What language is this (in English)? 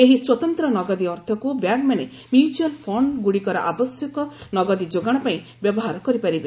Odia